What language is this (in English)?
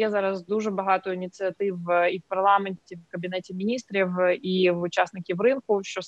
Ukrainian